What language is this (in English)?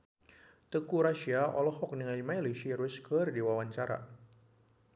Sundanese